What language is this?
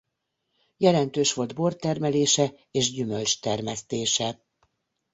Hungarian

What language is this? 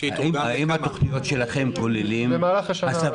Hebrew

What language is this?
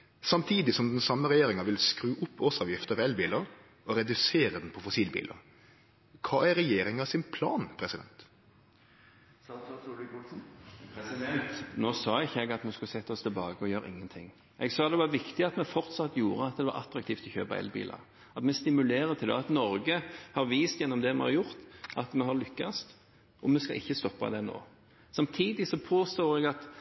Norwegian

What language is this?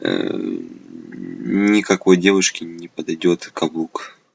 Russian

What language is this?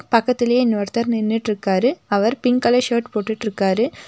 Tamil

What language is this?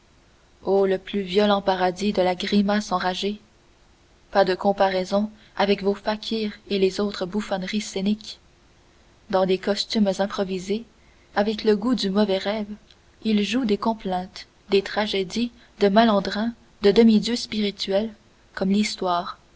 French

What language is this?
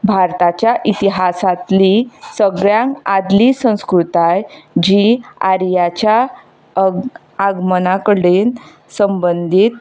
Konkani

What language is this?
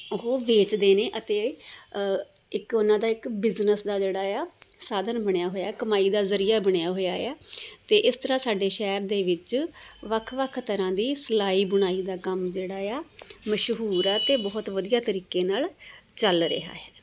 Punjabi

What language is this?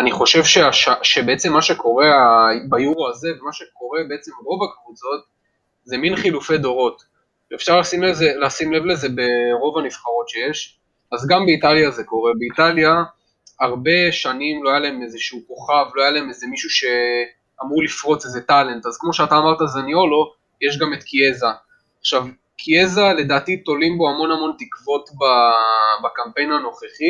Hebrew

